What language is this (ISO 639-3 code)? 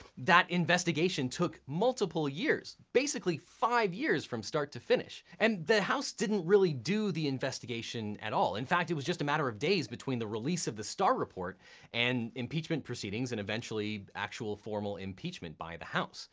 eng